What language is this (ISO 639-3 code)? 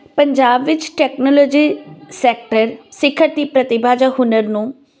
pan